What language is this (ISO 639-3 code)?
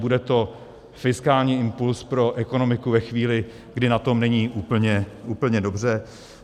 ces